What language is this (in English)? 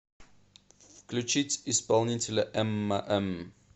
Russian